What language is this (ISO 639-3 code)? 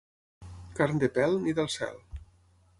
cat